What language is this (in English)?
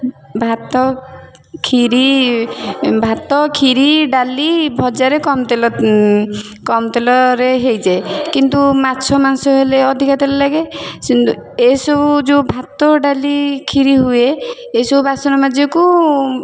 Odia